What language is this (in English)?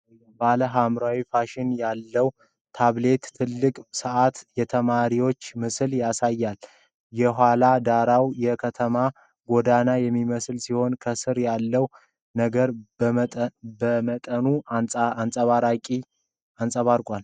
Amharic